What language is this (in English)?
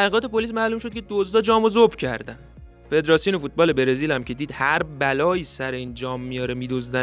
Persian